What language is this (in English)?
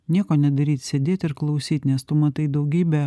Lithuanian